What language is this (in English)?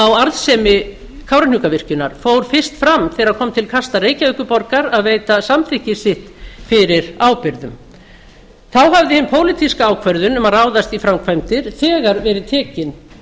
Icelandic